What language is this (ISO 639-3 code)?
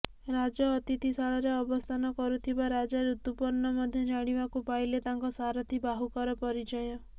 ori